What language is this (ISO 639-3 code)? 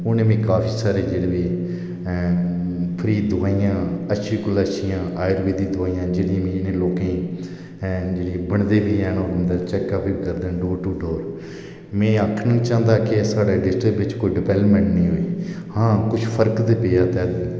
doi